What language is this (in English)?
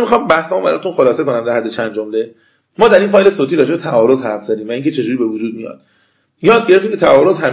Persian